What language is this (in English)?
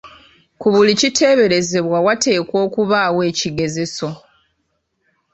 Ganda